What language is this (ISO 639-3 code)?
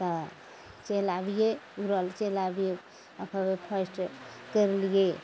mai